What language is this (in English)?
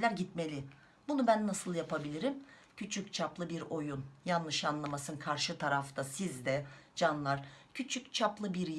Turkish